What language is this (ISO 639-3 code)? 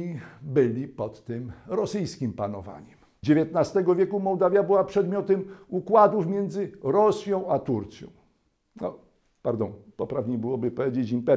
pol